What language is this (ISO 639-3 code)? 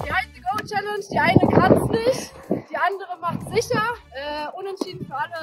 deu